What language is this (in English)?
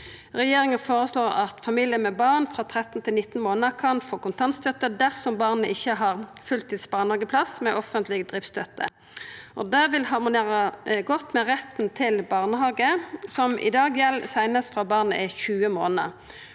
Norwegian